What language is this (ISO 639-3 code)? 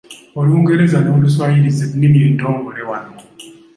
lug